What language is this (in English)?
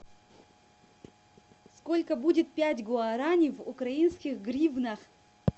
Russian